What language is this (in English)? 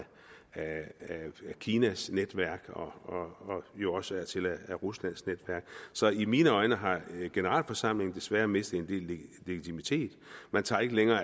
Danish